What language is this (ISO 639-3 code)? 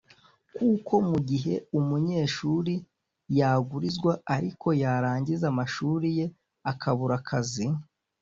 kin